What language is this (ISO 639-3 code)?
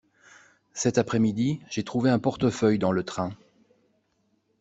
fra